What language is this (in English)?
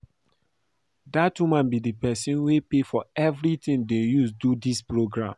Nigerian Pidgin